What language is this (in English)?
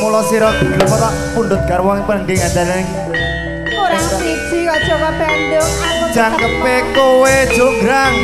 Indonesian